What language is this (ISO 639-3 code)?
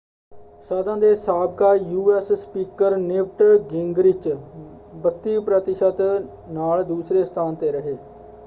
pan